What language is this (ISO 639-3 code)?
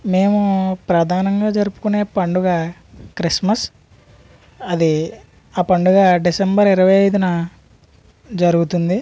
tel